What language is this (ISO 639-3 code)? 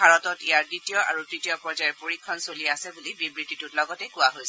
asm